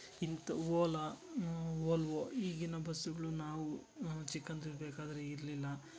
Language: Kannada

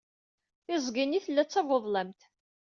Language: Kabyle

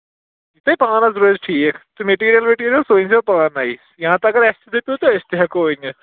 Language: Kashmiri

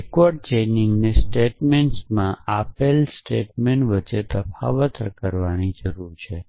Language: Gujarati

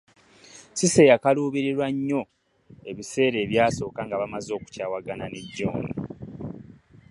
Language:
Ganda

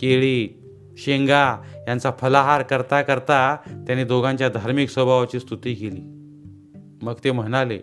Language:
Marathi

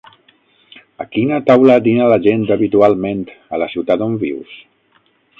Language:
Catalan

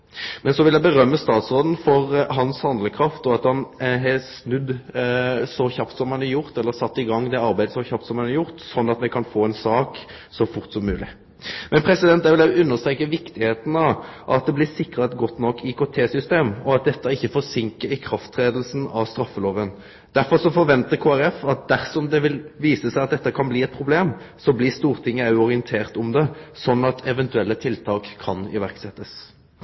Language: Norwegian Nynorsk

